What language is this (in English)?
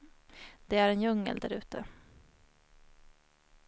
Swedish